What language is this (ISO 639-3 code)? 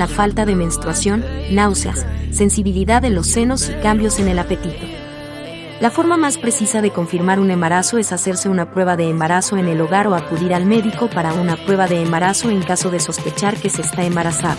spa